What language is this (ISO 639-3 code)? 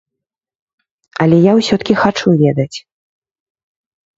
bel